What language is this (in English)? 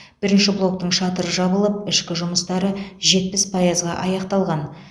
Kazakh